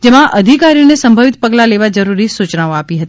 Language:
Gujarati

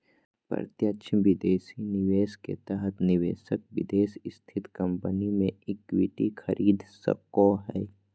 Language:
Magahi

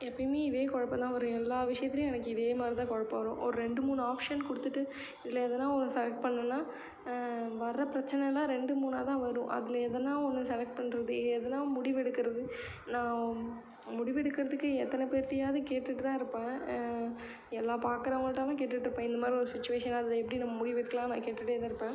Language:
Tamil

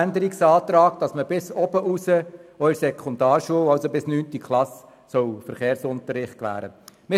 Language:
Swiss German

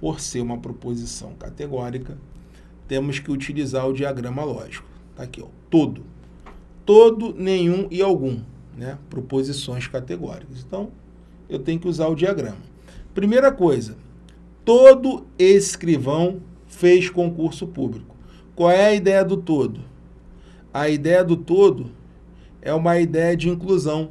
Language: Portuguese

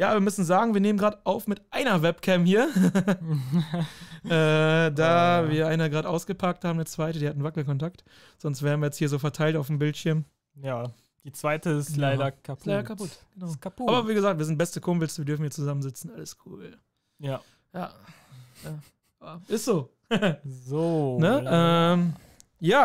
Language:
German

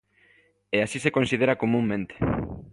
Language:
Galician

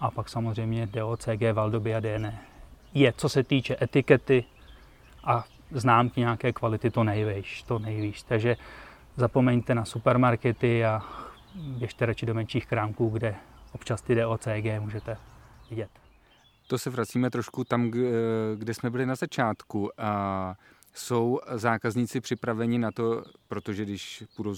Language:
Czech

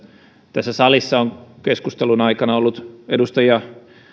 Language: Finnish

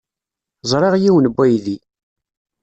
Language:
Kabyle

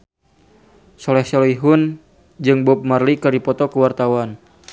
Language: Sundanese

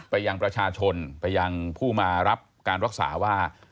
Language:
Thai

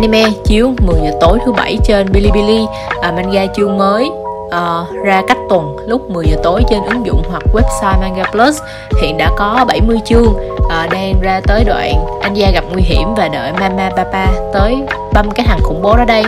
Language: Vietnamese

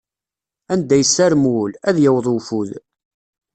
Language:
Kabyle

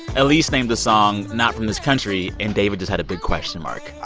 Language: English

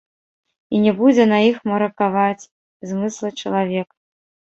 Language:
Belarusian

